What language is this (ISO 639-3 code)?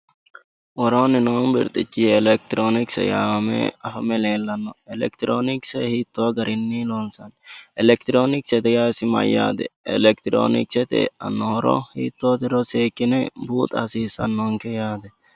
sid